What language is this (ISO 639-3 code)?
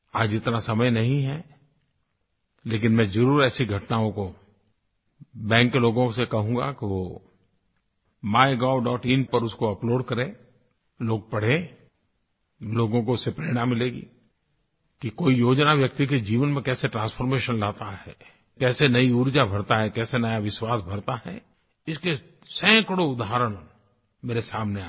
hin